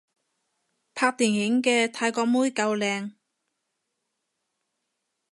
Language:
Cantonese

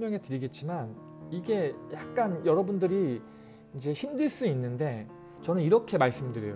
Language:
Korean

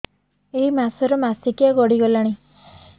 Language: Odia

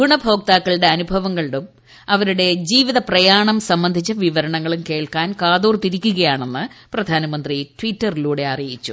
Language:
Malayalam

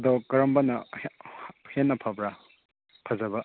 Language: Manipuri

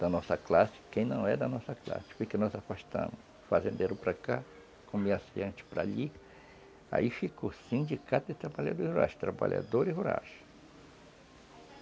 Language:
Portuguese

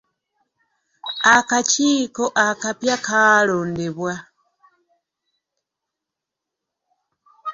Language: Ganda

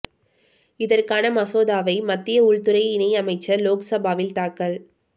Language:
Tamil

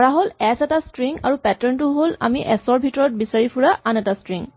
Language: Assamese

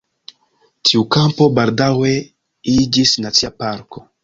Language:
Esperanto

